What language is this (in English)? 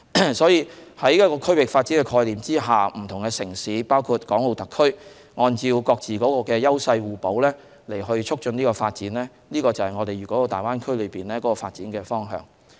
Cantonese